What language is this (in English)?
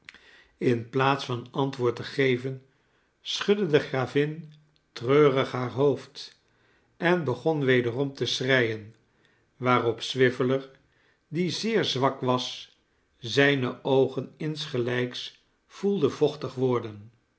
Dutch